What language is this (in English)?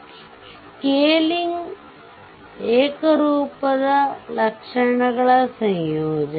Kannada